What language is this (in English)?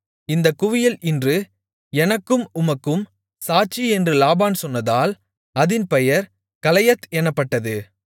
Tamil